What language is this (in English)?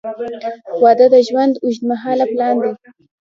Pashto